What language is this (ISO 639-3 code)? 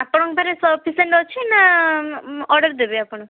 ori